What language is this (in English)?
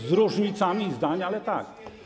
Polish